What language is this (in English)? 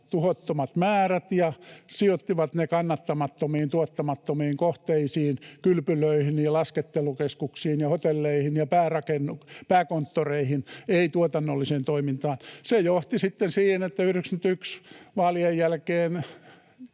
Finnish